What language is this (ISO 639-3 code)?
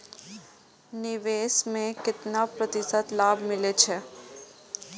mai